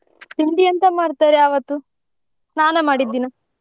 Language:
Kannada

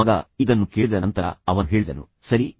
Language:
Kannada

